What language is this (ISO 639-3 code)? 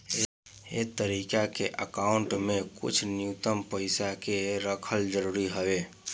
bho